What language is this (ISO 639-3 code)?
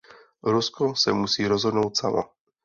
ces